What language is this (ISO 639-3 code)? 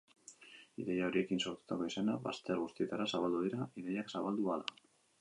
eus